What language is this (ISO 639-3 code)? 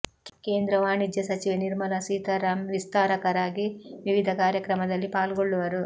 kan